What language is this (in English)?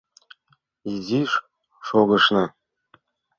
Mari